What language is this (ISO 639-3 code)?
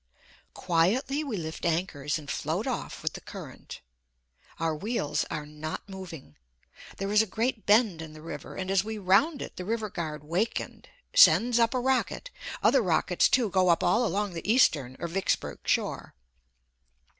eng